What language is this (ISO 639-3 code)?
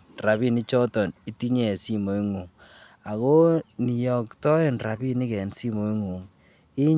kln